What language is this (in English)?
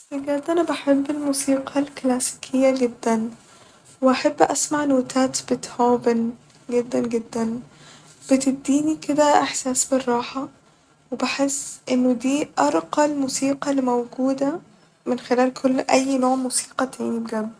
Egyptian Arabic